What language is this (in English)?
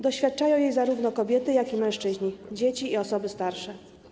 Polish